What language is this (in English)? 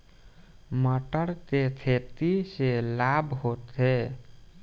Bhojpuri